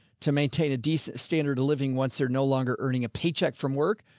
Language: English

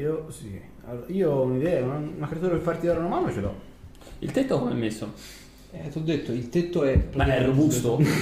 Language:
Italian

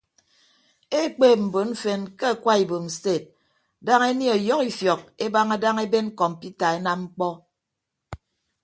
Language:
Ibibio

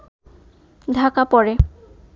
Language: Bangla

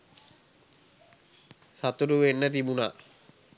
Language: Sinhala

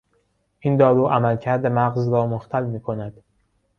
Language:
Persian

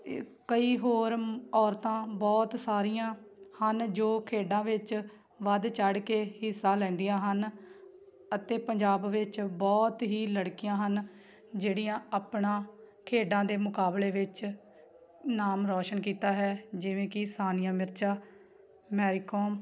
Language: Punjabi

